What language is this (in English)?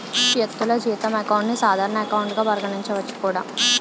Telugu